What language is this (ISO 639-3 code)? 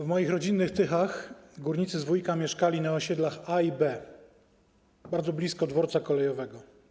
pol